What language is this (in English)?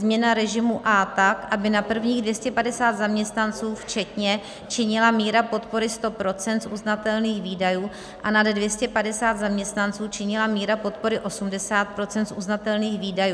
Czech